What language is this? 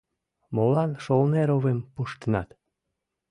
Mari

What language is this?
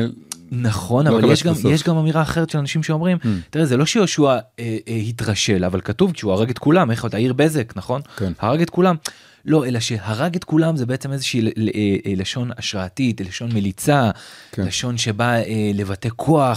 Hebrew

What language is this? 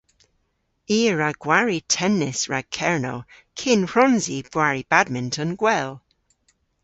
Cornish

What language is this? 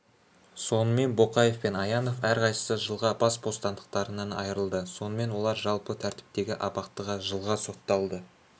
Kazakh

